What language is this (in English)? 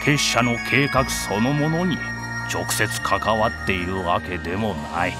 Japanese